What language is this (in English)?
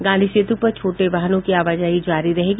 Hindi